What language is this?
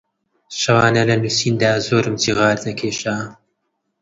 Central Kurdish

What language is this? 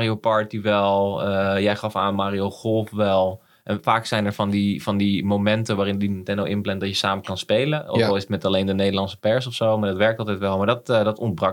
Dutch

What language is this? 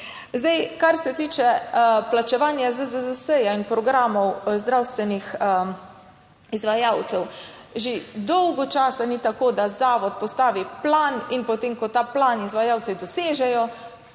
Slovenian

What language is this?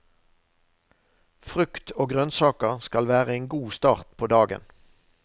Norwegian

